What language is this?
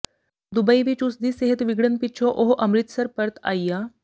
Punjabi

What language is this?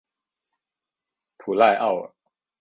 Chinese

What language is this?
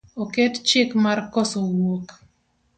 Luo (Kenya and Tanzania)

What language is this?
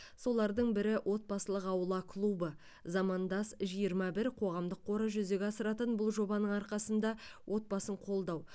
Kazakh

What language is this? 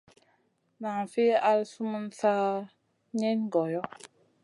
Masana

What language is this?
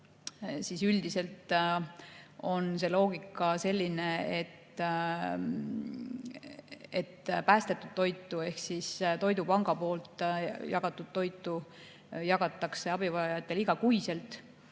Estonian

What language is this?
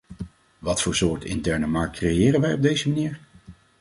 Dutch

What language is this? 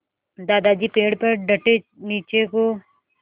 Hindi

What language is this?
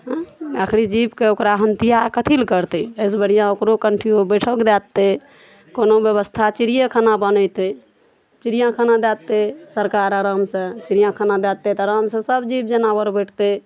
Maithili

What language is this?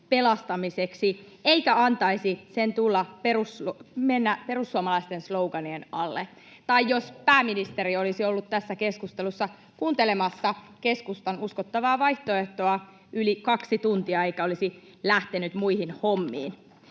Finnish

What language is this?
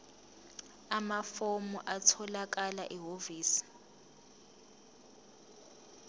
Zulu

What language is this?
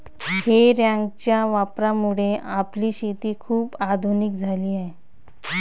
Marathi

